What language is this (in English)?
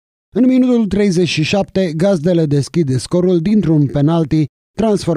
Romanian